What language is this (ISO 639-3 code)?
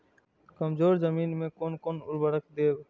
mai